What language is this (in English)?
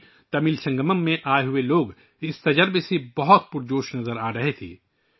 Urdu